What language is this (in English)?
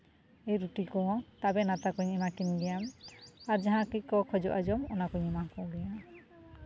Santali